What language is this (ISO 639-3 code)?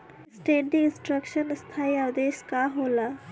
bho